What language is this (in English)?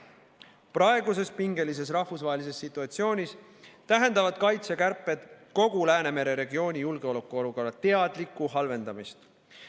Estonian